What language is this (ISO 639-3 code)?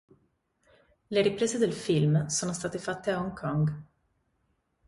ita